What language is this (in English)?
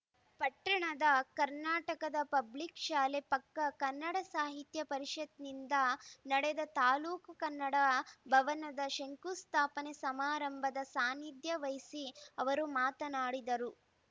Kannada